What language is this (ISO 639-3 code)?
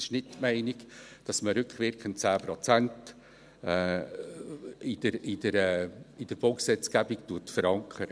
gsw